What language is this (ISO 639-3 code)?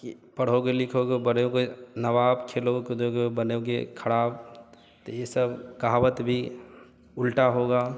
hin